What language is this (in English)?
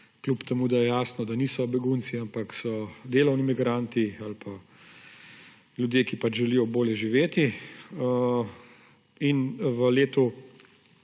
Slovenian